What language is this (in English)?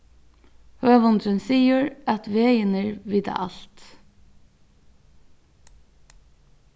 Faroese